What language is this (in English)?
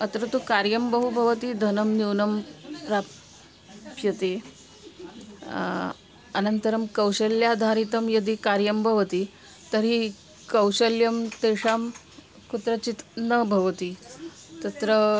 Sanskrit